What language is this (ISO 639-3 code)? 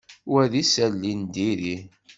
kab